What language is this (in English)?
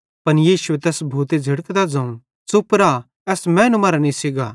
Bhadrawahi